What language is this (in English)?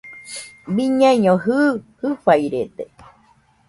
Nüpode Huitoto